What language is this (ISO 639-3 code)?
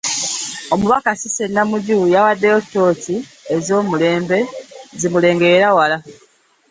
lug